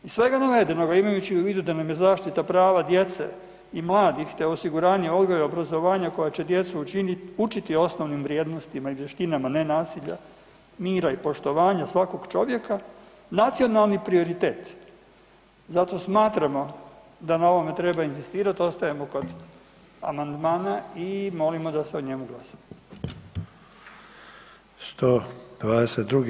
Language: Croatian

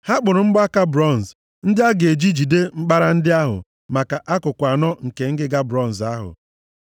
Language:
Igbo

